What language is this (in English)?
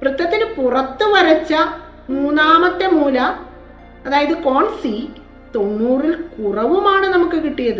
Malayalam